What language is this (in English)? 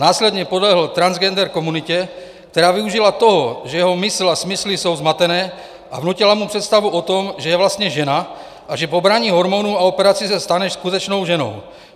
Czech